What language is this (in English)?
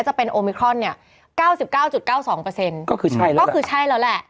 Thai